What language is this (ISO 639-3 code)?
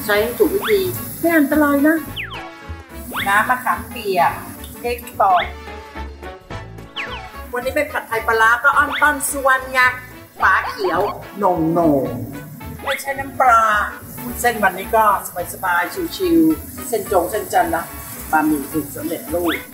tha